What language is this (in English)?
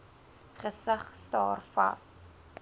Afrikaans